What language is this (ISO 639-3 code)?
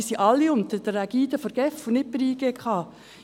gsw